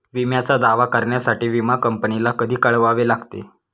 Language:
Marathi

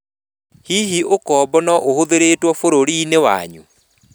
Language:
Kikuyu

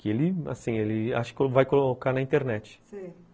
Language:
Portuguese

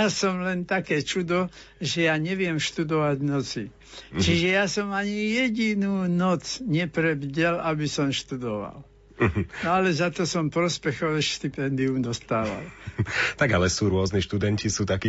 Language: Slovak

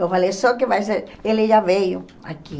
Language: Portuguese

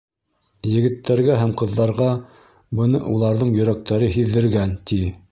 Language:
Bashkir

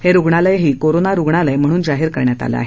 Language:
Marathi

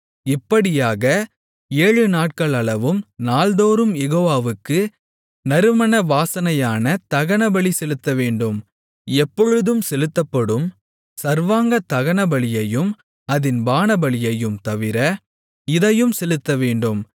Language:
Tamil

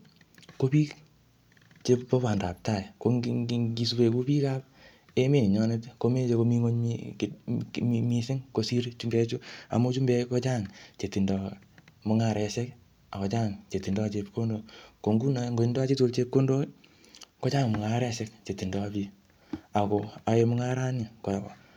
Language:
Kalenjin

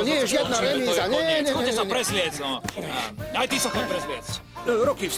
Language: Slovak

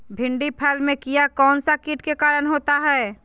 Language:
Magahi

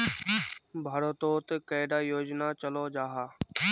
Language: Magahi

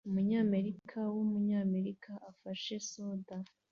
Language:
Kinyarwanda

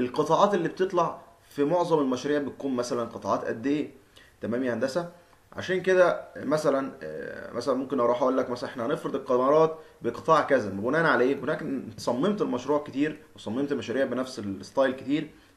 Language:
Arabic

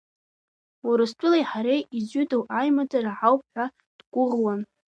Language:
Abkhazian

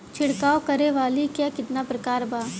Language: Bhojpuri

